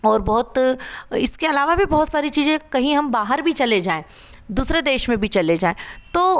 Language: Hindi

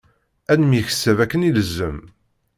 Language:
Kabyle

